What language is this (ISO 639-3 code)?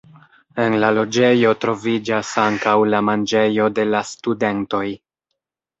epo